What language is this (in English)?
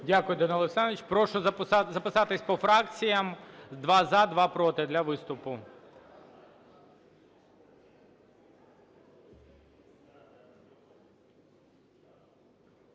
Ukrainian